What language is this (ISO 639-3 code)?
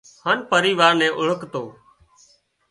kxp